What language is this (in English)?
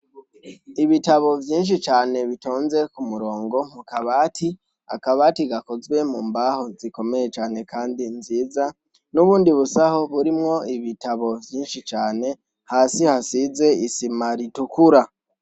Rundi